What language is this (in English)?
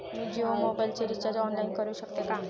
Marathi